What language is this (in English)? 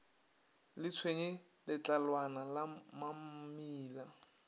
Northern Sotho